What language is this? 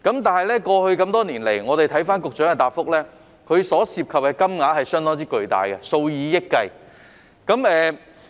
Cantonese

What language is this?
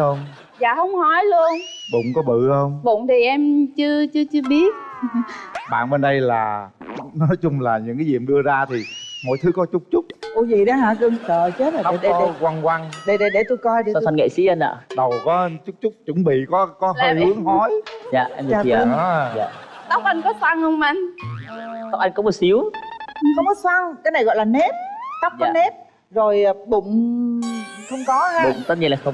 Vietnamese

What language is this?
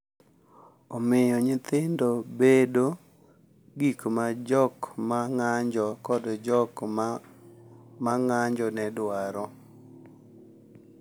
Luo (Kenya and Tanzania)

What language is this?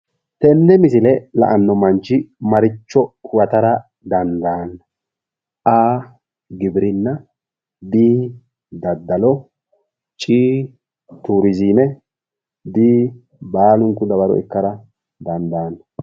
Sidamo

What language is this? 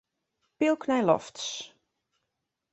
Western Frisian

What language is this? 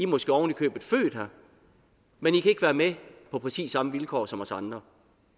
Danish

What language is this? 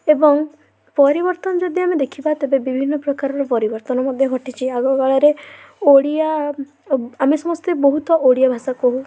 Odia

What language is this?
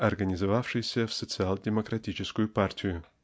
Russian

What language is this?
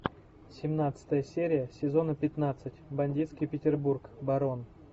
Russian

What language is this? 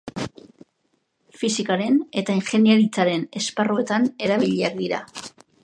Basque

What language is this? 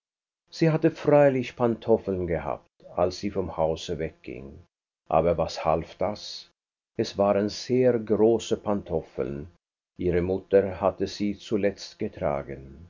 German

